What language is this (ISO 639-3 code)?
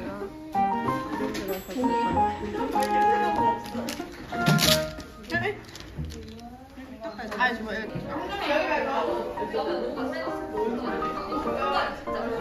kor